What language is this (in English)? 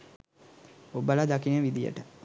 Sinhala